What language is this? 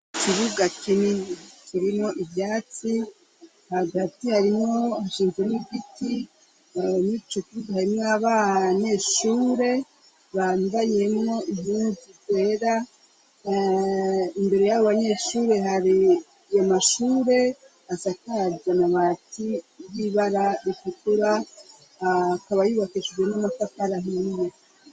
Rundi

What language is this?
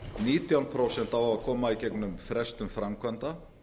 Icelandic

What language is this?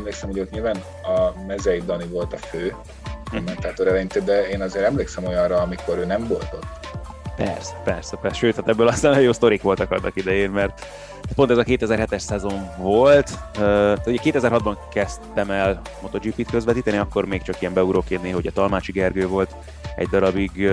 Hungarian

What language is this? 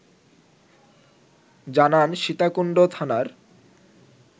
Bangla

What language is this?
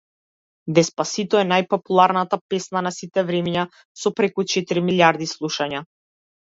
Macedonian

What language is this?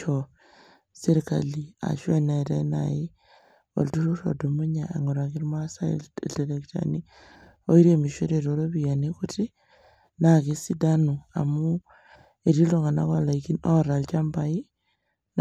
Masai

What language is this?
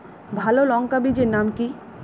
Bangla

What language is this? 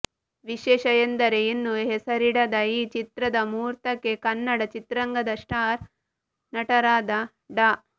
Kannada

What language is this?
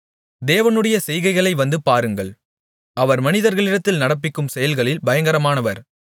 Tamil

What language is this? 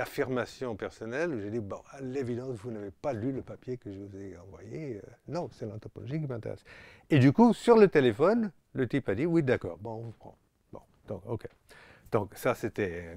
French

